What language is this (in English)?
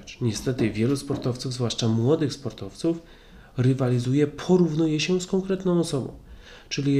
Polish